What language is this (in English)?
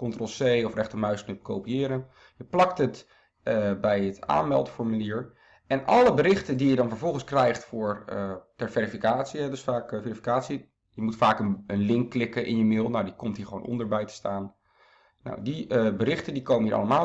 Dutch